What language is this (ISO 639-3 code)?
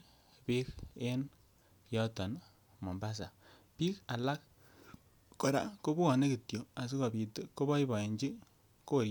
kln